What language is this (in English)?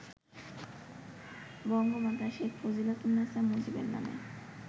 Bangla